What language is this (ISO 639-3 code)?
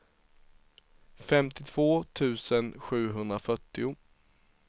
swe